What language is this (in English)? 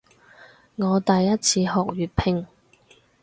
Cantonese